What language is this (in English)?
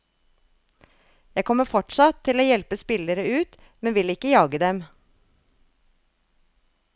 Norwegian